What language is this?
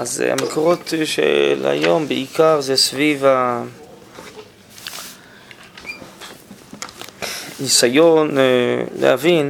Hebrew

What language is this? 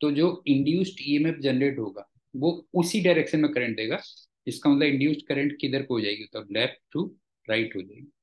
Hindi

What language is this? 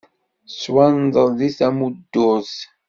Kabyle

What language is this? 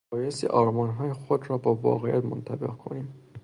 Persian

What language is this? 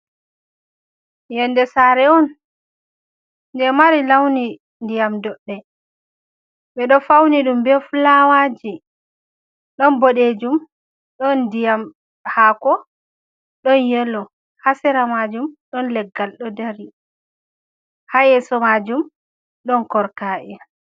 Fula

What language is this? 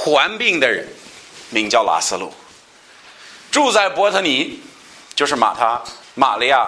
Chinese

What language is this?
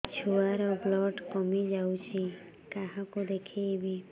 Odia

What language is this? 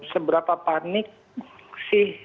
Indonesian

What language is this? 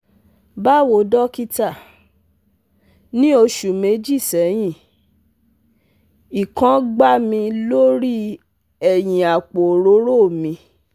Yoruba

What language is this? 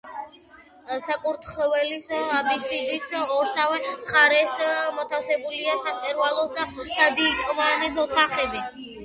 Georgian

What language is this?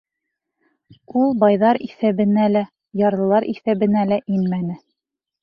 Bashkir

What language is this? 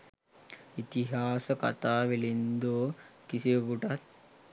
Sinhala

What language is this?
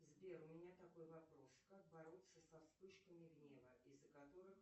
Russian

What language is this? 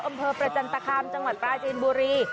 Thai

